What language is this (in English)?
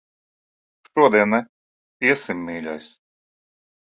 Latvian